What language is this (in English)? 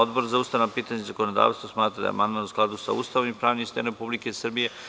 Serbian